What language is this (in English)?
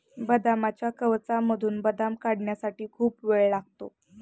Marathi